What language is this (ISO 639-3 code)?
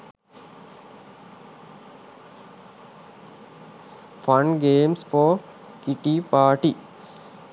sin